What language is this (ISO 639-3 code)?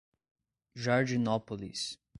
por